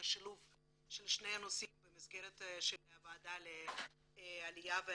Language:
Hebrew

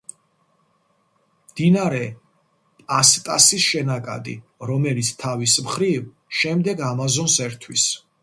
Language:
Georgian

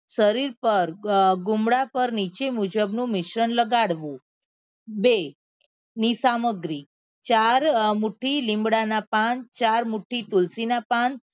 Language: Gujarati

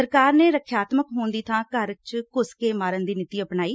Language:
Punjabi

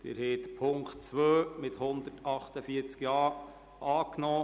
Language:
Swiss German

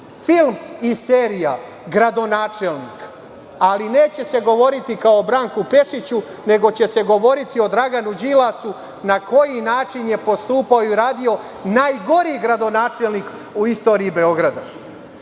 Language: Serbian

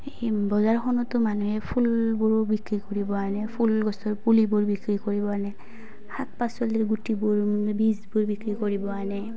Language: Assamese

